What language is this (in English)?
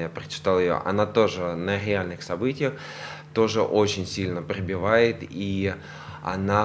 Russian